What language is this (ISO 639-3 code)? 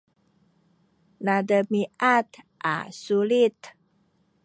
szy